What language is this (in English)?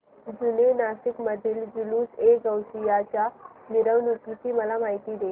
Marathi